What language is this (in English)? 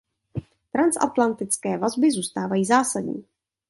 Czech